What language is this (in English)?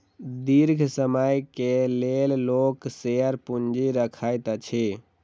Maithili